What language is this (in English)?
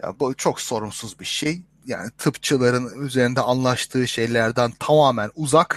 Turkish